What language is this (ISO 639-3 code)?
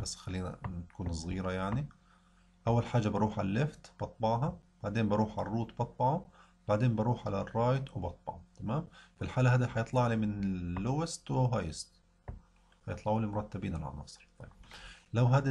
ara